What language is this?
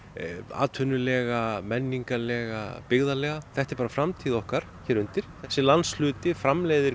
Icelandic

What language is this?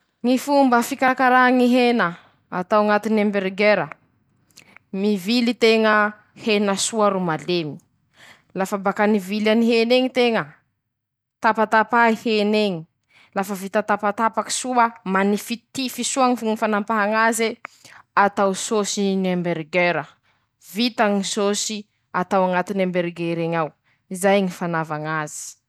Masikoro Malagasy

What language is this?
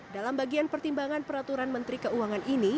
Indonesian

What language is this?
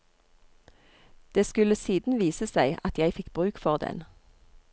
Norwegian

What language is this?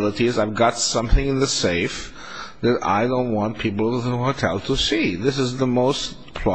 English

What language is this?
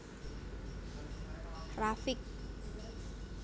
Javanese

